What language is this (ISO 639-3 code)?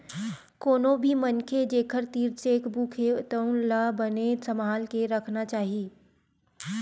hne